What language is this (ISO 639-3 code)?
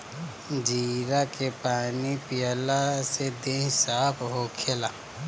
bho